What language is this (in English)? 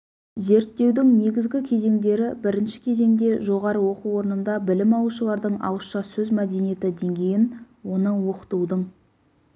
Kazakh